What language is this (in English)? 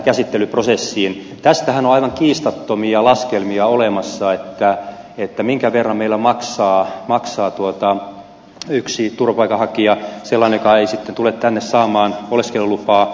Finnish